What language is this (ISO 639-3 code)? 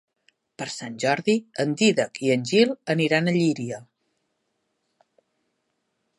cat